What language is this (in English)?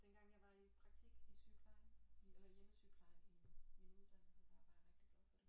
Danish